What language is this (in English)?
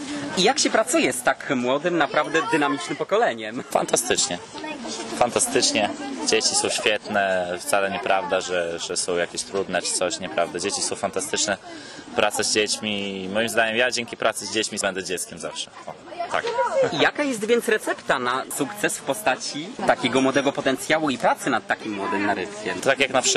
Polish